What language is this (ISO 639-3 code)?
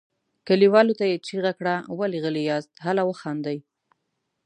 pus